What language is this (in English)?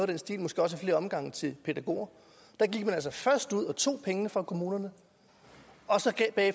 Danish